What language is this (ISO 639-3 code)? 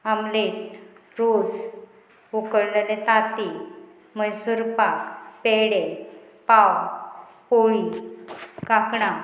kok